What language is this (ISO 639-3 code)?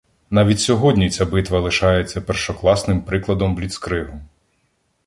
ukr